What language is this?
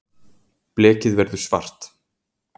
Icelandic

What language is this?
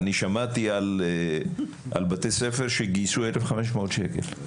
Hebrew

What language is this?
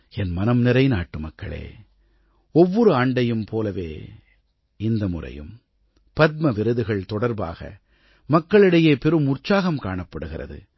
Tamil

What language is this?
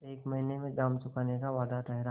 Hindi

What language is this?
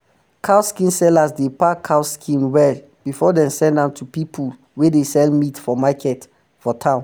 Nigerian Pidgin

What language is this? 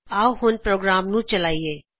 Punjabi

